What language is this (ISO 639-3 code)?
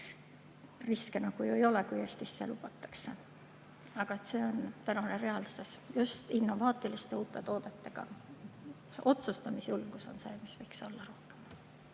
est